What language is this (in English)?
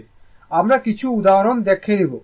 Bangla